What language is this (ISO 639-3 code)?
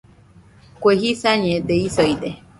hux